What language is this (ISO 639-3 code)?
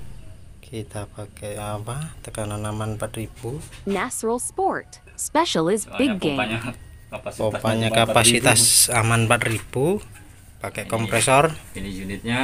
ind